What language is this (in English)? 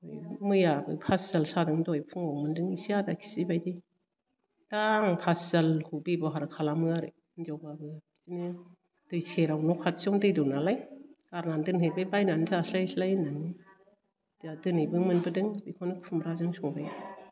Bodo